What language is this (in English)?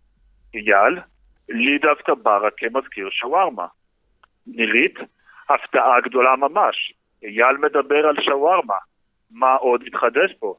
Hebrew